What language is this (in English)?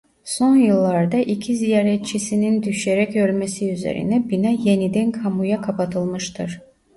Turkish